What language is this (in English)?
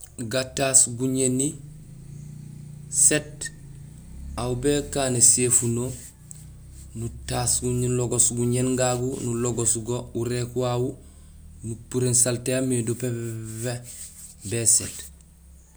Gusilay